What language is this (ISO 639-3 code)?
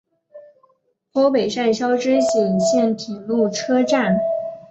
zho